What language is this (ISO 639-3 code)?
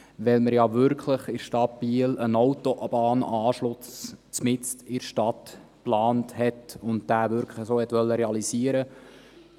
gsw